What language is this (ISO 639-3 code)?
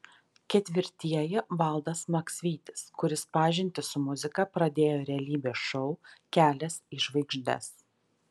lit